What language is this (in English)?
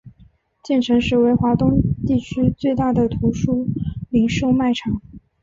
Chinese